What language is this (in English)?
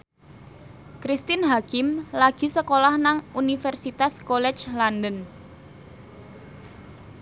Javanese